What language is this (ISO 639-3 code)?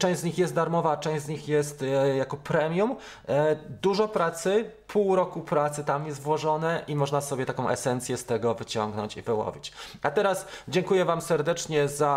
pol